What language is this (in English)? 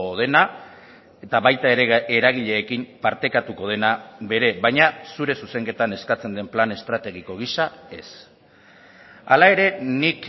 Basque